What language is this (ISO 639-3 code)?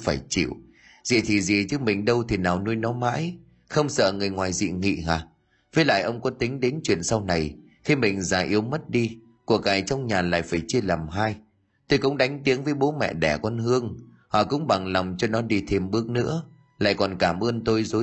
vie